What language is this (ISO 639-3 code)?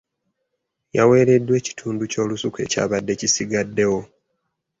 lug